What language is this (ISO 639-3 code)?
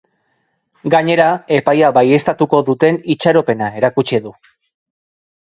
eus